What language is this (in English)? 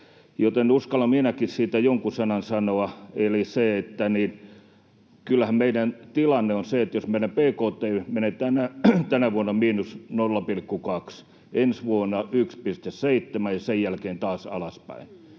Finnish